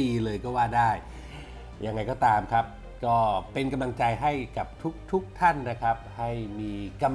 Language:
Thai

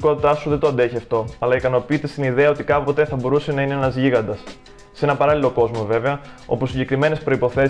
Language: Greek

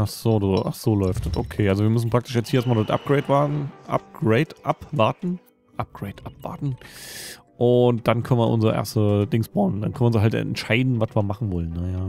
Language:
German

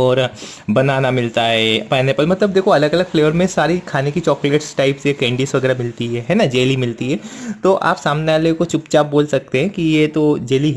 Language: Hindi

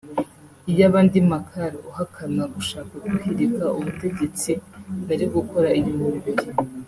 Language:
Kinyarwanda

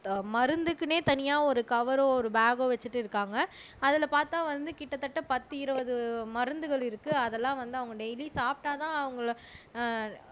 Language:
Tamil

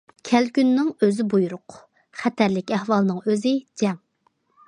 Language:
Uyghur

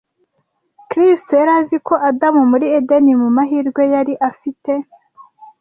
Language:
Kinyarwanda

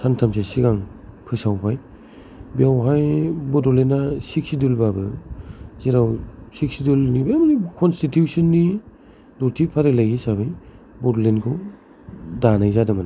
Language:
Bodo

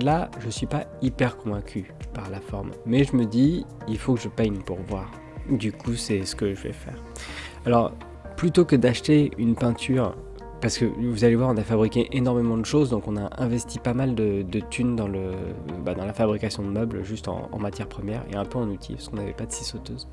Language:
French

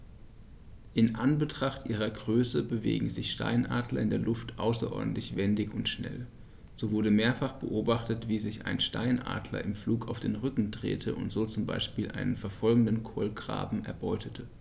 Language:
German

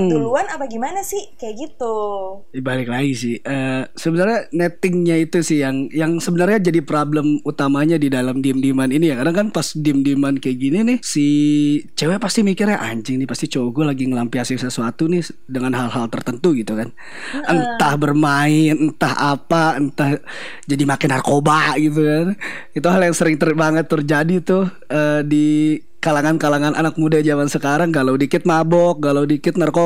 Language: Indonesian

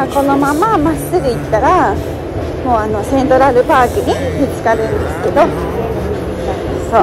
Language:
Japanese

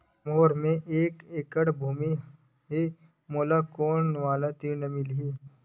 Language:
Chhattisgarhi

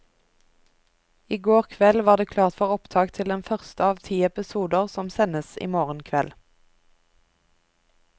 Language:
Norwegian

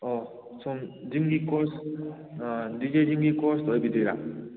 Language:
Manipuri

